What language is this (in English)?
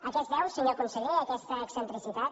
Catalan